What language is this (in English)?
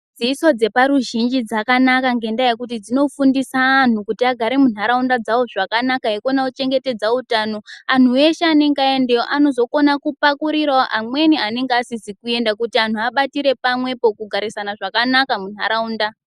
Ndau